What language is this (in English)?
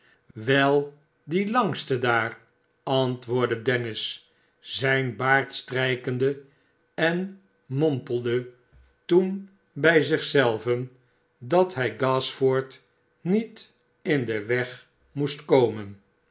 Dutch